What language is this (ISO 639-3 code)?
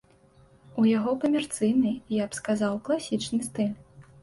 bel